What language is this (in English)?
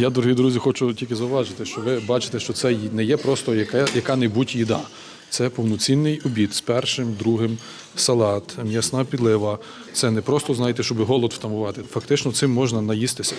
Ukrainian